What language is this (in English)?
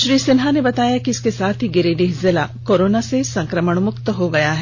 Hindi